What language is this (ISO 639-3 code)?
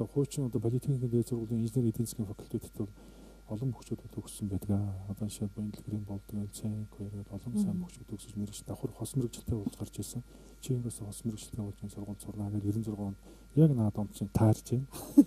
rus